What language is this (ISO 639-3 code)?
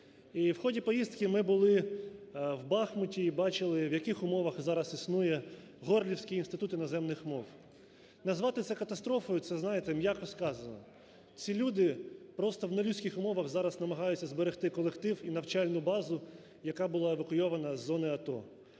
ukr